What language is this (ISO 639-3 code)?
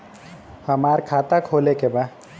bho